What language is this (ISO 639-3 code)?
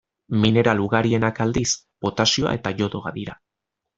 eus